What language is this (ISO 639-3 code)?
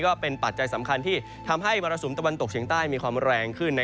tha